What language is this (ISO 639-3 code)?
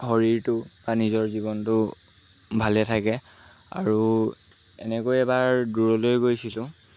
asm